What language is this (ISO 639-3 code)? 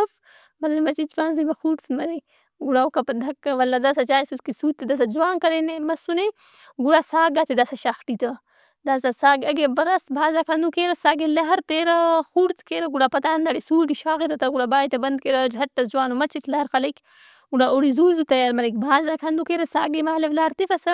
brh